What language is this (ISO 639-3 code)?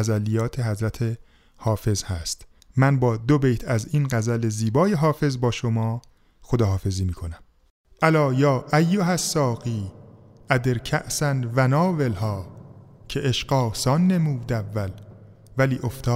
fas